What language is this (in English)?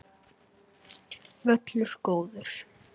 Icelandic